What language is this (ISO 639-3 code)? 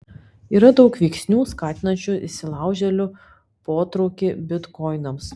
lit